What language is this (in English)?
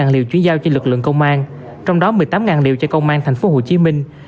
Vietnamese